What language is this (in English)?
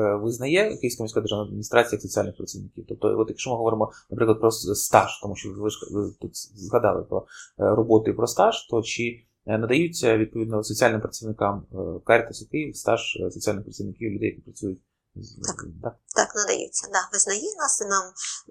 Ukrainian